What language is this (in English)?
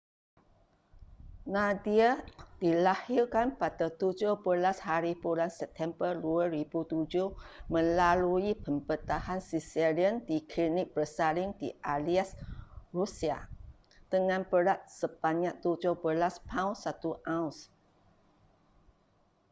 Malay